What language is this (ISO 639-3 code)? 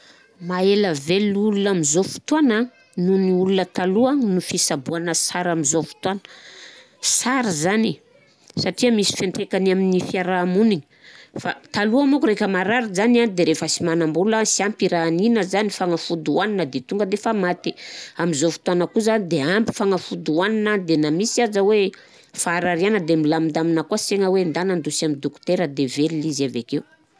bzc